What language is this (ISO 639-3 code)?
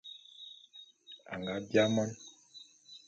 bum